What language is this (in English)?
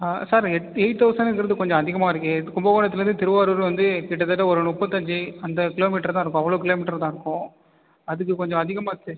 Tamil